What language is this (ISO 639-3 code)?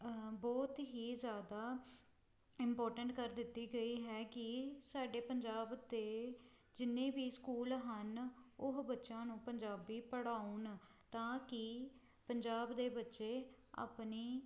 pan